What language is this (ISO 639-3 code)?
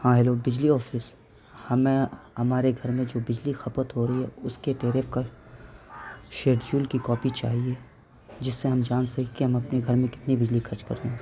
urd